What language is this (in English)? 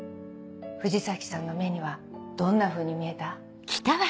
Japanese